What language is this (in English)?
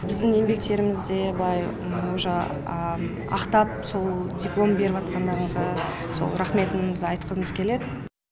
Kazakh